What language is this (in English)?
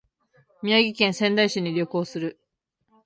Japanese